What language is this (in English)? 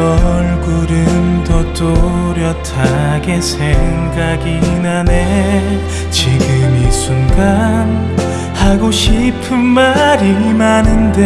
Korean